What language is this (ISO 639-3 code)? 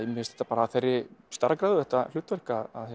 isl